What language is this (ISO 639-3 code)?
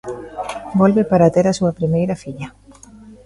glg